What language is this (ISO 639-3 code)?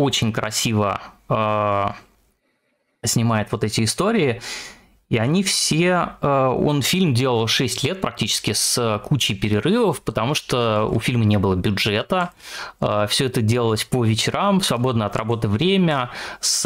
rus